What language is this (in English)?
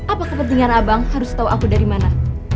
Indonesian